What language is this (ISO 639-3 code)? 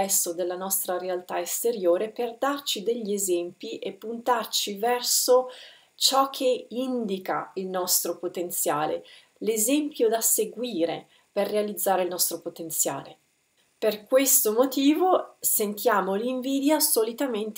ita